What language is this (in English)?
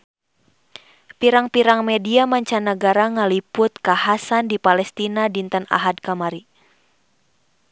Sundanese